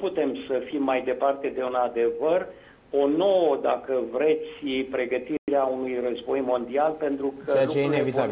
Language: Romanian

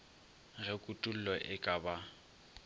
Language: Northern Sotho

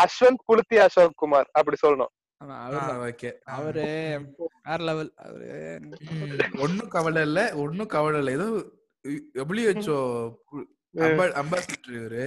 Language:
Tamil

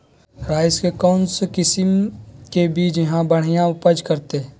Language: Magahi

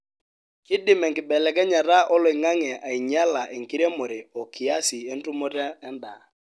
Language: Masai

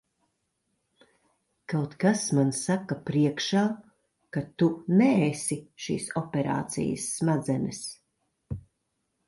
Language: Latvian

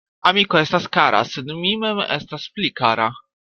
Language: Esperanto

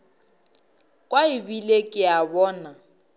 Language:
Northern Sotho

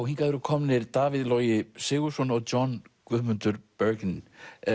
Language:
Icelandic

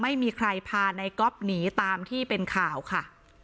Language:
Thai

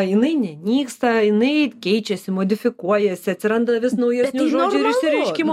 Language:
Lithuanian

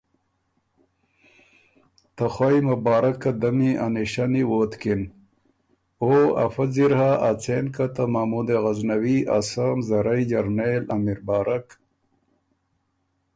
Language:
Ormuri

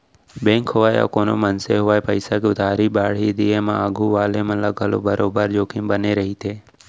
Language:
Chhattisgarhi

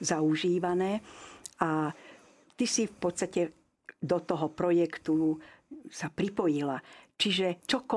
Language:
Slovak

